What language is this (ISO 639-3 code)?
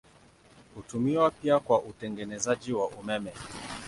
swa